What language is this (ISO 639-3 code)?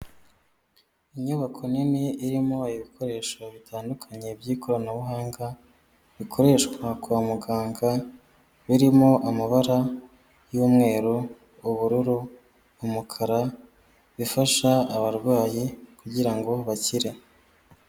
kin